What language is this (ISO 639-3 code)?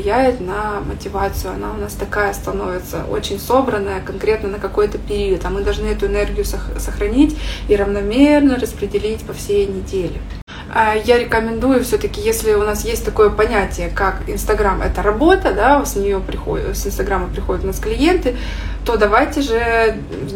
rus